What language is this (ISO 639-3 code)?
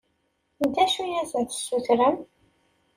kab